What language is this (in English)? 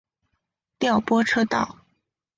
Chinese